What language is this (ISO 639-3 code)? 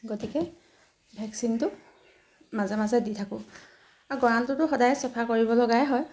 asm